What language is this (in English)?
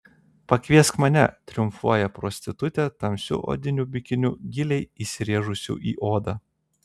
Lithuanian